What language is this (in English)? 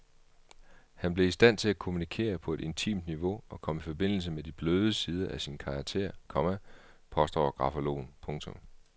Danish